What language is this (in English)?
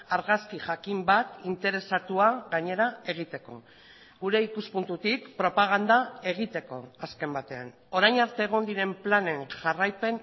Basque